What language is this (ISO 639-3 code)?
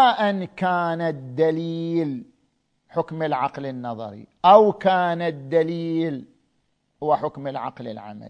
ara